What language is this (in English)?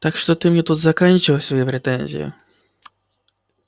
Russian